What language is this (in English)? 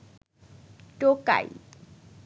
Bangla